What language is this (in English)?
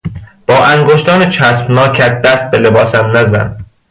Persian